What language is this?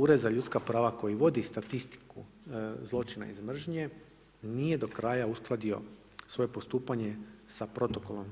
Croatian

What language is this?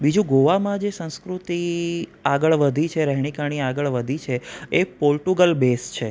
Gujarati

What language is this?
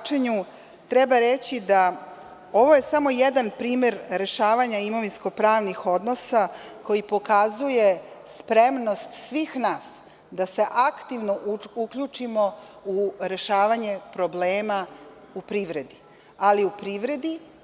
Serbian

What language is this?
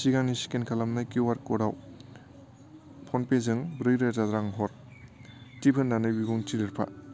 Bodo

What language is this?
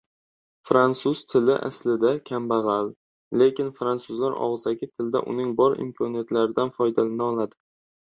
Uzbek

